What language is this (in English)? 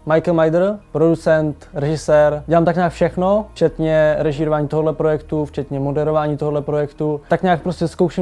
Czech